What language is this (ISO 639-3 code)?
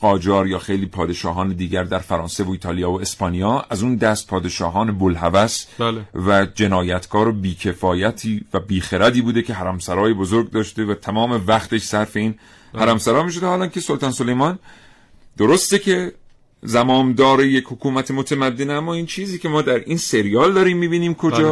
fas